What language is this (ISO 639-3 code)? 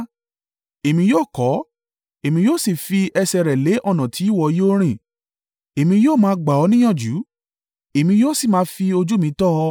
yor